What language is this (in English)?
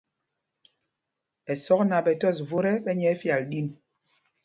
Mpumpong